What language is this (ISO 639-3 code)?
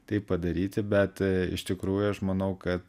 lit